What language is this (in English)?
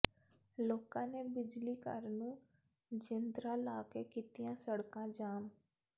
Punjabi